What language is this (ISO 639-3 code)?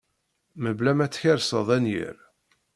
kab